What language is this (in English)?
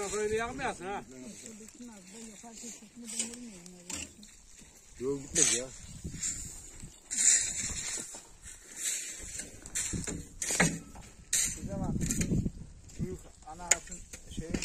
Turkish